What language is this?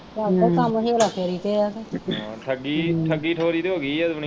Punjabi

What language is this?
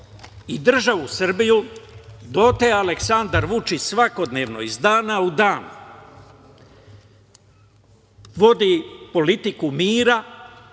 Serbian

